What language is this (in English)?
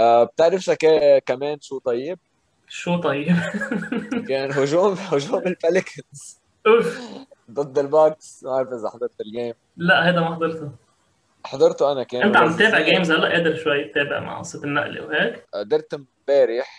Arabic